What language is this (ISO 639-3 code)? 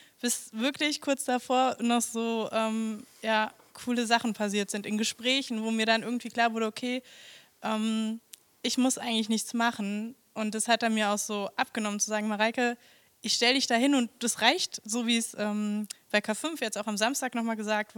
deu